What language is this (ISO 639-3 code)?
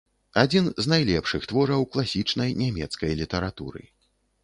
bel